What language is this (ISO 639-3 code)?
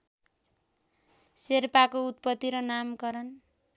nep